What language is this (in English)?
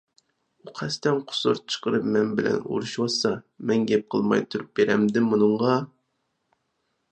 Uyghur